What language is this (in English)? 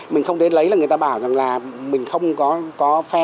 Vietnamese